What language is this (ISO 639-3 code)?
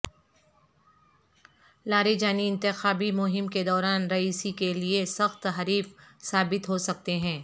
urd